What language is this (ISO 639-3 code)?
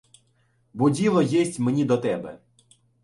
ukr